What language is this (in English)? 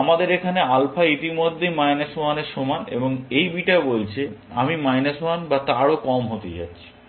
Bangla